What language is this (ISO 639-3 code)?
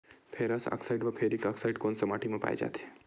hne